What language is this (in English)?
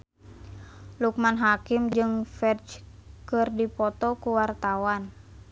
Sundanese